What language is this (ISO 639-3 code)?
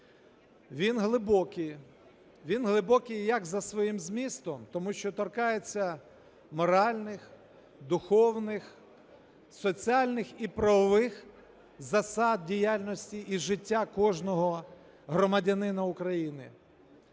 ukr